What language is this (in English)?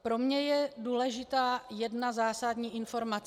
Czech